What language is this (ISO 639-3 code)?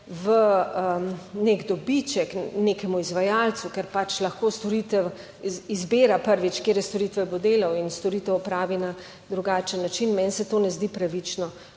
slv